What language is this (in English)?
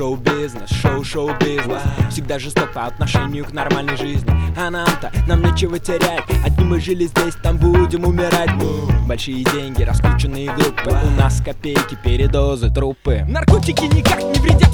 Russian